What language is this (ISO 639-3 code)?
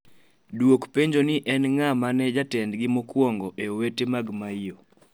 luo